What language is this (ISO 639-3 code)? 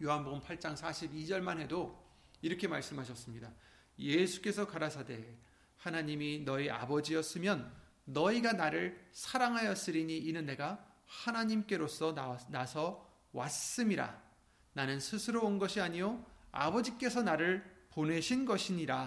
kor